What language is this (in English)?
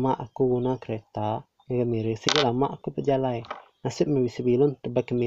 Malay